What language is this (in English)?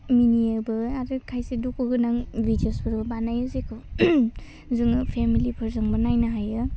Bodo